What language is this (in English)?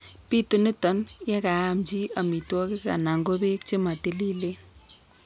Kalenjin